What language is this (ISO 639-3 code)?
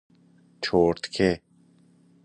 fas